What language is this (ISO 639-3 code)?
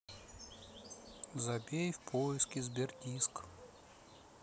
rus